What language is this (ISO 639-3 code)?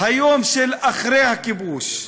heb